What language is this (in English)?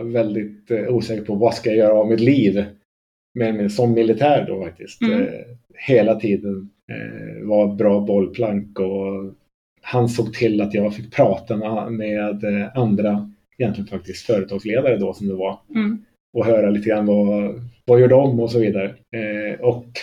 Swedish